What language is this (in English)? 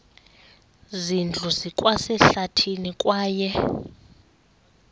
Xhosa